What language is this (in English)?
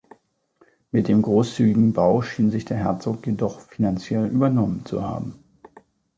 German